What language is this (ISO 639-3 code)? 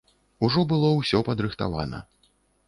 bel